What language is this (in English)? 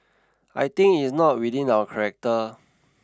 English